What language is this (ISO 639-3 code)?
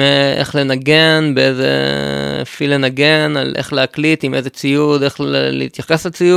heb